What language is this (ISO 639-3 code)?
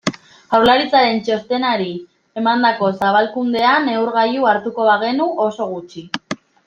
eus